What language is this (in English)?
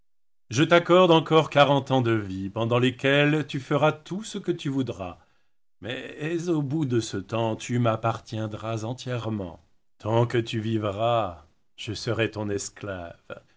French